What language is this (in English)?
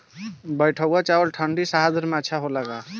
Bhojpuri